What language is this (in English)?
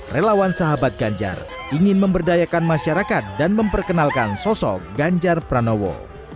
Indonesian